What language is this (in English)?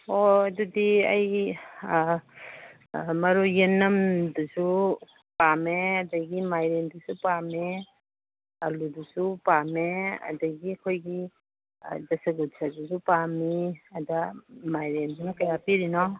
Manipuri